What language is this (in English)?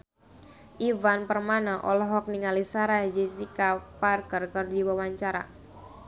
Sundanese